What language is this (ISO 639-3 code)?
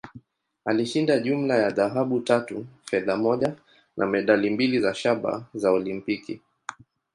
swa